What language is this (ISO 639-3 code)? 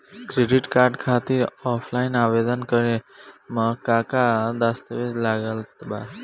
bho